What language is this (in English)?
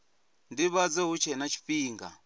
Venda